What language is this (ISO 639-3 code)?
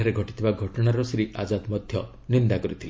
ori